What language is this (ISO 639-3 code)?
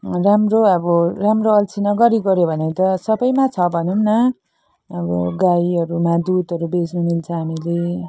nep